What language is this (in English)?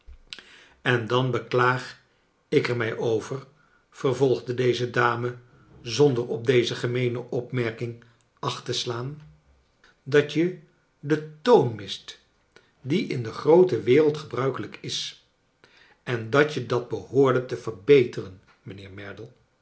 Dutch